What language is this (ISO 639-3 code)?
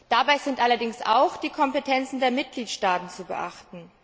deu